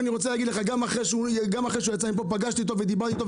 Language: Hebrew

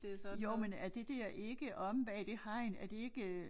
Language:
Danish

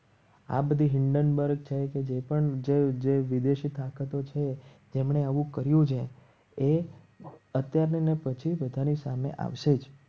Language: Gujarati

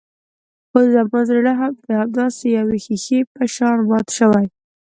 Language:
Pashto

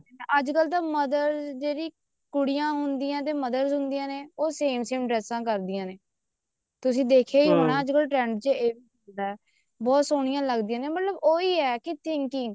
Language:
Punjabi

